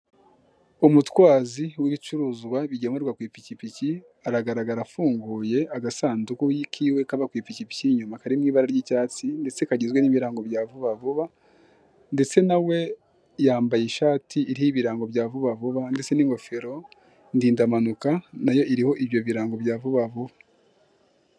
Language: Kinyarwanda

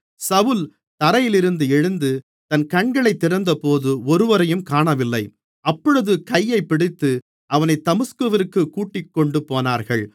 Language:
Tamil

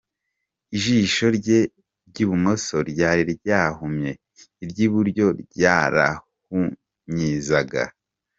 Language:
Kinyarwanda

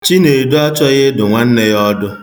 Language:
Igbo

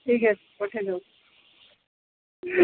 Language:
Odia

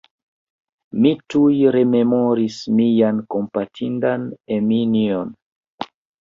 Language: Esperanto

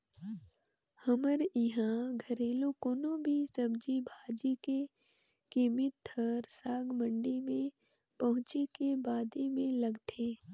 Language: Chhattisgarhi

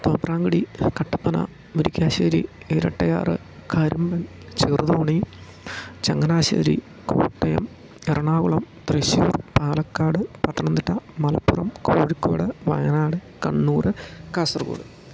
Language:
Malayalam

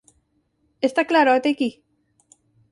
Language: Galician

